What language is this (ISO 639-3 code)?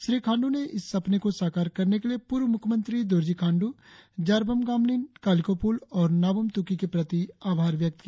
hin